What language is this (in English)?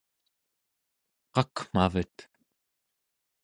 Central Yupik